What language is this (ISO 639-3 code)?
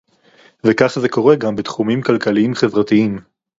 heb